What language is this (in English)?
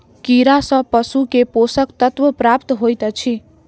Maithili